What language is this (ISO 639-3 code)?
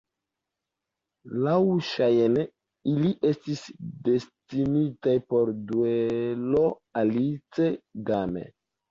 epo